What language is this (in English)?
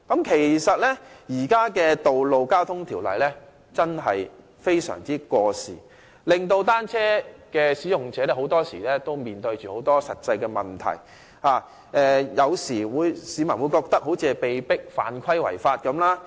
Cantonese